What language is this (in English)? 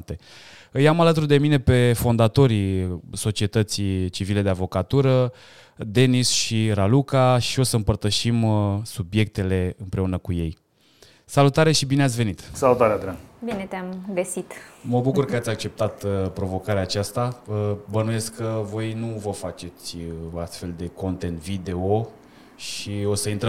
Romanian